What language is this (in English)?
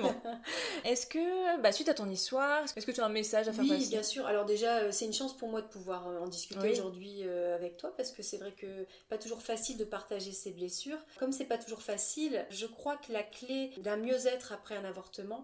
French